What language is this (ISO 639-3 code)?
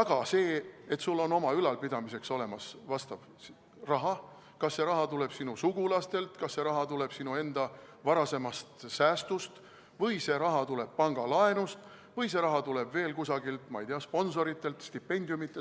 est